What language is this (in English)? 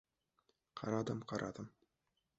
Uzbek